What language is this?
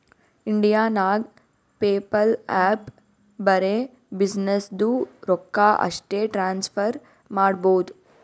Kannada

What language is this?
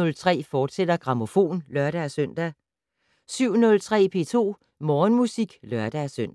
Danish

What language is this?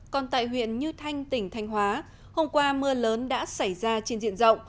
Vietnamese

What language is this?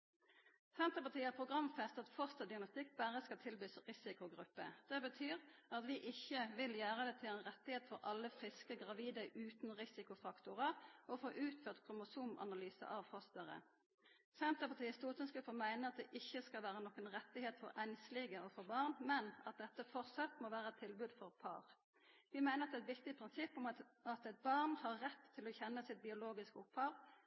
Norwegian Nynorsk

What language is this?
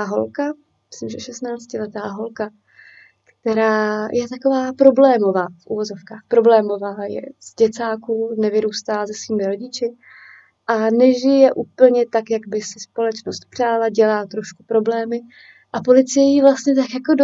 Czech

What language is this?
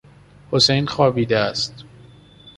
Persian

